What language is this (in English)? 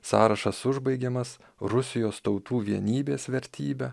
Lithuanian